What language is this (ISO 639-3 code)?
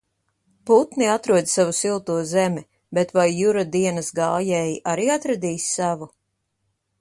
lav